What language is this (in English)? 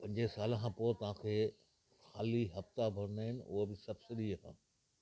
Sindhi